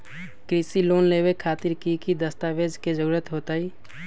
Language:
Magahi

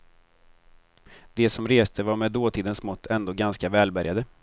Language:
Swedish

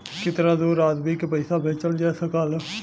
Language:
Bhojpuri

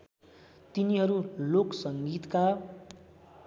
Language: Nepali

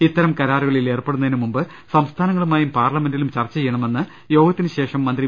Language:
Malayalam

